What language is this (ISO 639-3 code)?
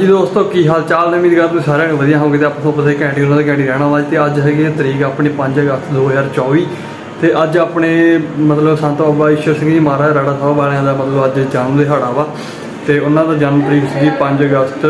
pan